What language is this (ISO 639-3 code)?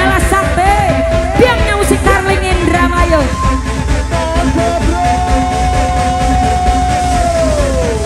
ind